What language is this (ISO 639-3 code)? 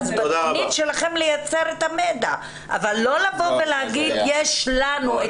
heb